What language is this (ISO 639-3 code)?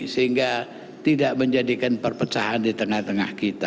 ind